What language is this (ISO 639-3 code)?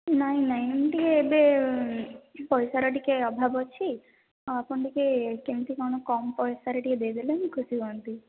ori